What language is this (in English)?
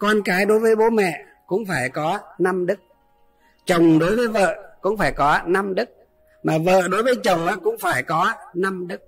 Vietnamese